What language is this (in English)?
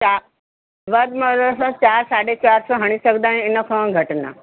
Sindhi